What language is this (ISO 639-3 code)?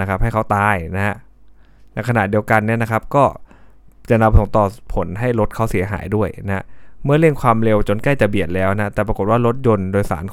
tha